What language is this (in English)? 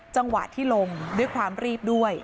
Thai